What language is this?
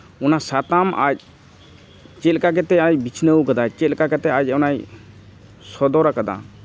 Santali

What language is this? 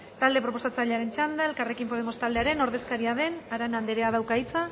Basque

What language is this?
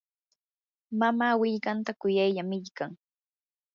Yanahuanca Pasco Quechua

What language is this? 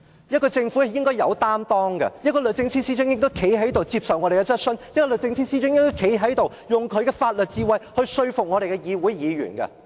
Cantonese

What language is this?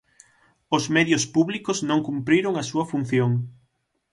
Galician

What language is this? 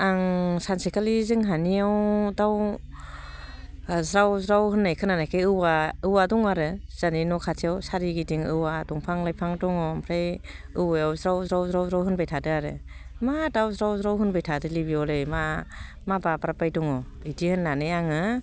Bodo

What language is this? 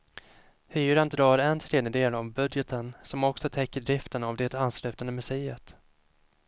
Swedish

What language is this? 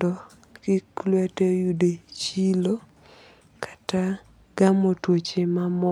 Luo (Kenya and Tanzania)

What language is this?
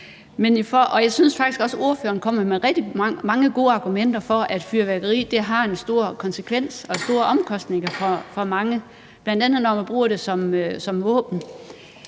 Danish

